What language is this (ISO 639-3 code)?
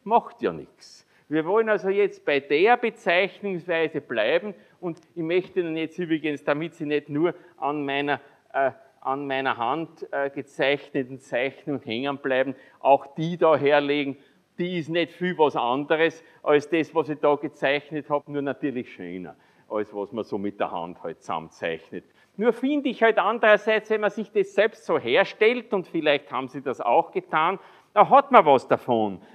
deu